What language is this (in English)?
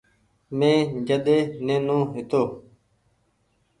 Goaria